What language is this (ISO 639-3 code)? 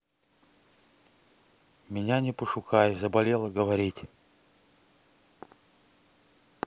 rus